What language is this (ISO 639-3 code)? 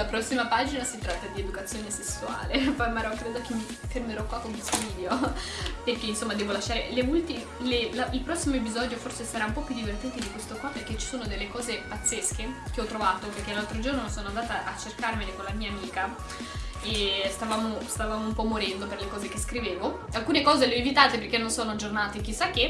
ita